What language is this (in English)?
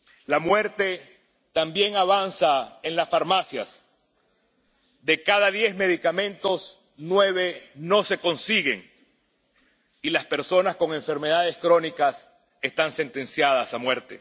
Spanish